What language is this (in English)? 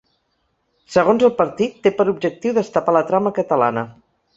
Catalan